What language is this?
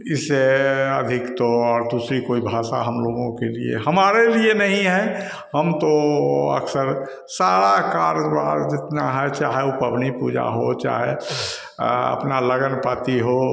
Hindi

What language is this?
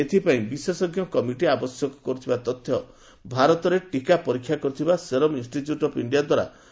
Odia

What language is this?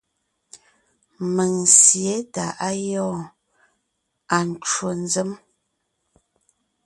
Ngiemboon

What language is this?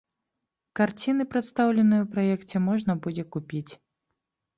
Belarusian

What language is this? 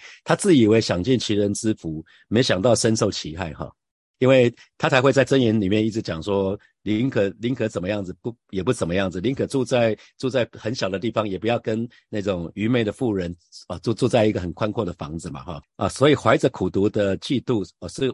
Chinese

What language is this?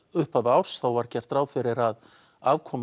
Icelandic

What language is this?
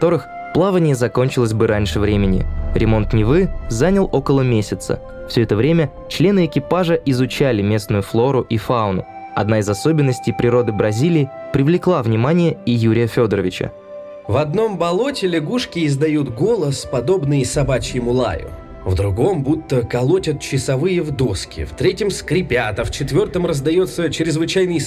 Russian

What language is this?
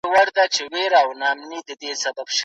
Pashto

